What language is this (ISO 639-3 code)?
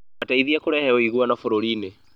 kik